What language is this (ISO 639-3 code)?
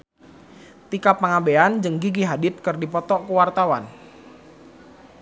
sun